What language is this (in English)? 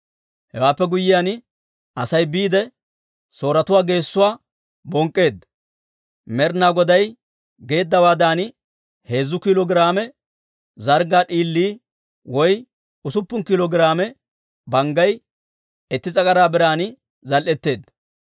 Dawro